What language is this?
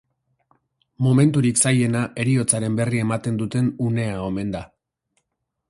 Basque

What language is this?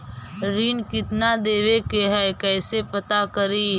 Magahi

